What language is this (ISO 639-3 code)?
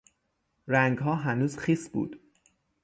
fas